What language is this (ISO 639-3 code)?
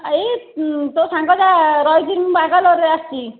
ori